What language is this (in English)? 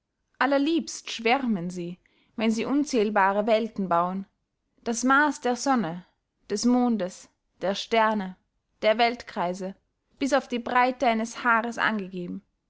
German